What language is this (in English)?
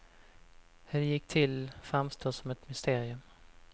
Swedish